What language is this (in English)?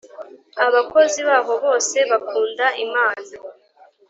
Kinyarwanda